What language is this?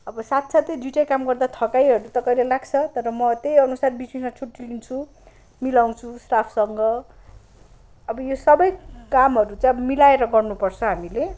Nepali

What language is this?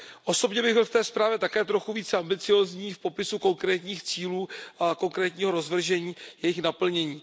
Czech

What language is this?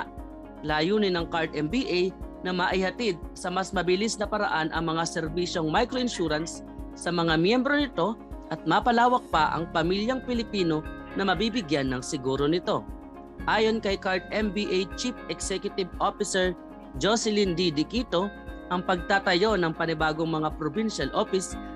Filipino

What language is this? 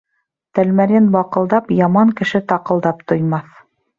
Bashkir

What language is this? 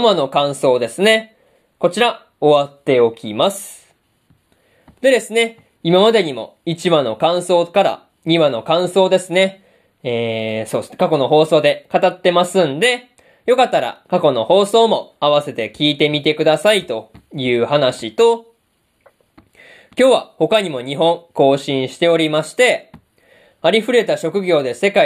Japanese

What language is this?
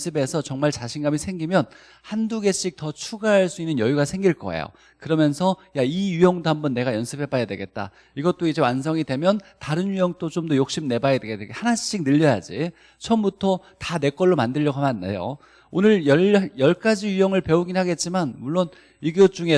Korean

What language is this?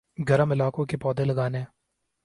Urdu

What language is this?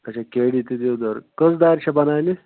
Kashmiri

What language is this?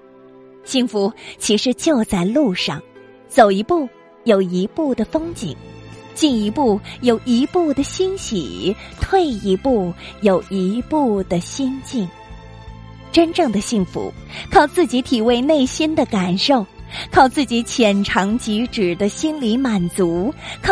Chinese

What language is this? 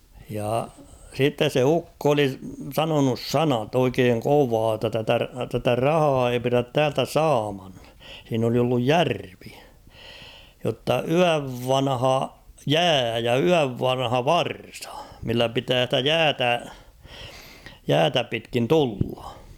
Finnish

